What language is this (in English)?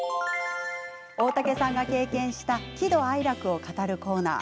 Japanese